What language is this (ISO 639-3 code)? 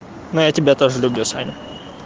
rus